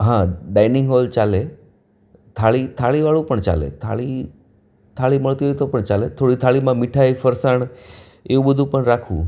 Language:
Gujarati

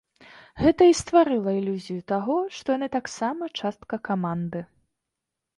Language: Belarusian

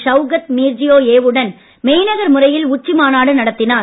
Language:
Tamil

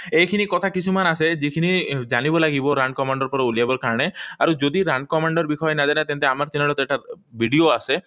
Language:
Assamese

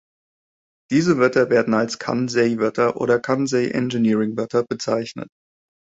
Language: German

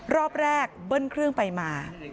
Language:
Thai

